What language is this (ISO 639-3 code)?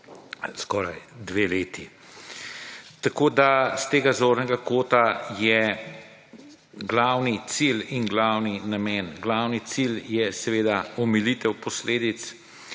slv